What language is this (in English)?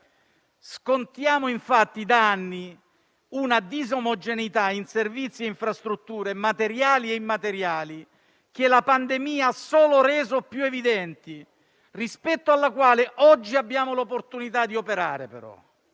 Italian